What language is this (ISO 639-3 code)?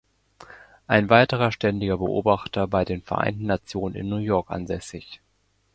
deu